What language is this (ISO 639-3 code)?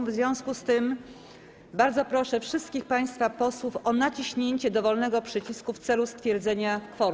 pol